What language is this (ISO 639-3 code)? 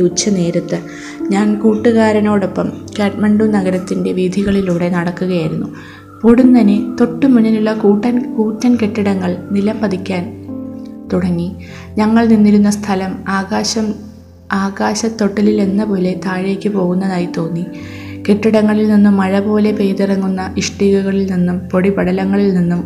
mal